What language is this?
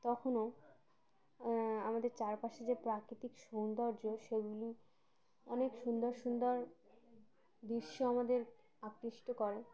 Bangla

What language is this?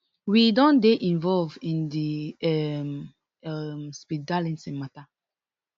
Nigerian Pidgin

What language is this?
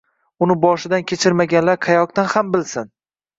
Uzbek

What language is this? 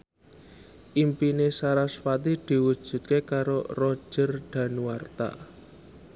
Javanese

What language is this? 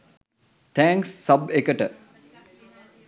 Sinhala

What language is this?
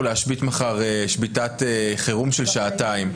Hebrew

